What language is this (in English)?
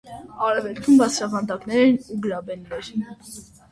Armenian